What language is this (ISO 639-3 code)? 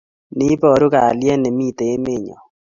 kln